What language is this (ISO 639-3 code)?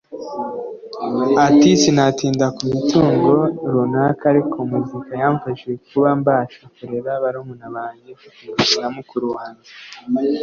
kin